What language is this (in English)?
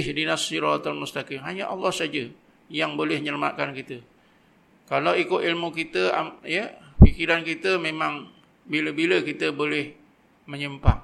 Malay